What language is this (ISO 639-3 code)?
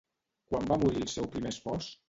cat